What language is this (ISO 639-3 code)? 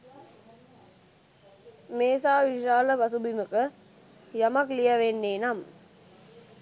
sin